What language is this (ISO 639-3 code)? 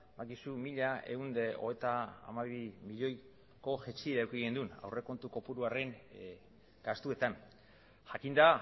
eus